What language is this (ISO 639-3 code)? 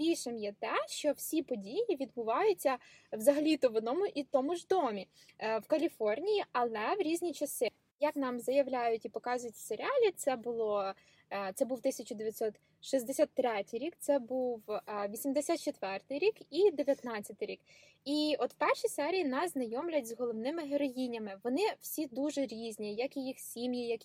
ukr